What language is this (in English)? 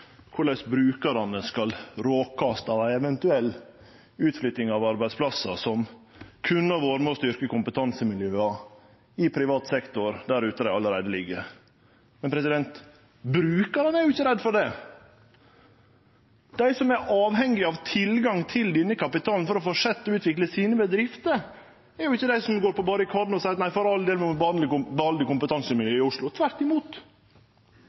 Norwegian Nynorsk